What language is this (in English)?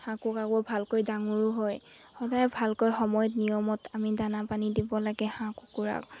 Assamese